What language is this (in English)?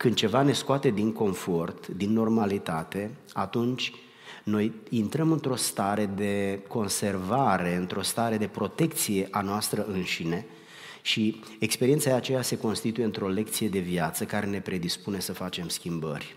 Romanian